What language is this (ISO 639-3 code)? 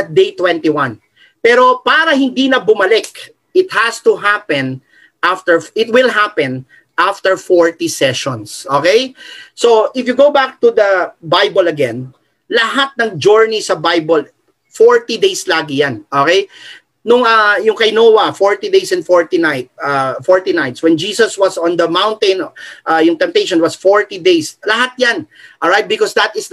fil